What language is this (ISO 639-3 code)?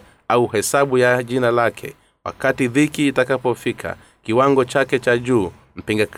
swa